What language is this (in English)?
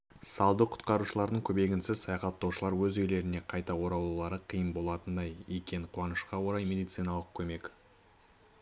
Kazakh